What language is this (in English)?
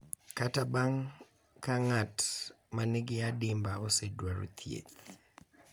Luo (Kenya and Tanzania)